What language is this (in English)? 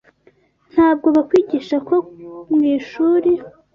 Kinyarwanda